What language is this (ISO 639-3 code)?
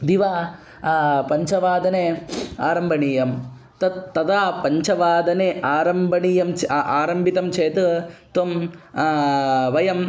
san